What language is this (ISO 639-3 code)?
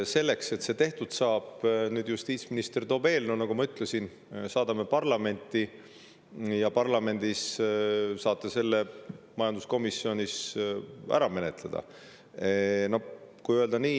est